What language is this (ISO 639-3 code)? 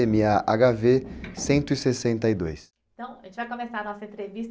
por